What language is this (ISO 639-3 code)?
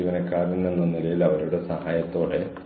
mal